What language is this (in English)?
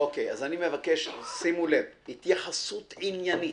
Hebrew